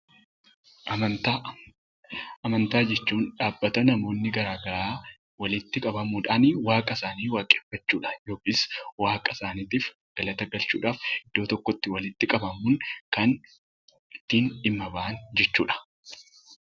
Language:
Oromo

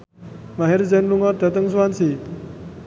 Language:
Javanese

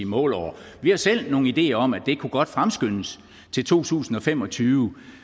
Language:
Danish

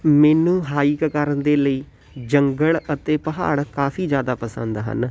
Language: Punjabi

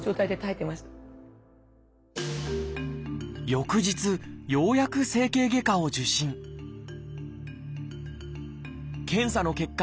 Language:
Japanese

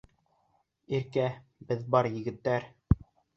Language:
Bashkir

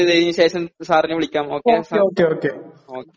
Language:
Malayalam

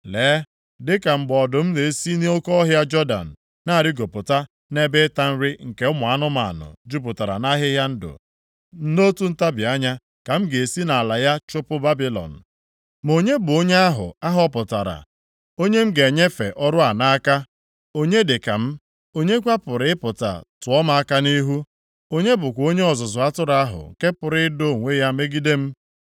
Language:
Igbo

